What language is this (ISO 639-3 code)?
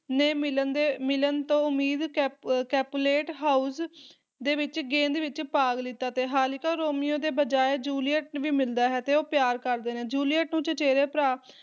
pan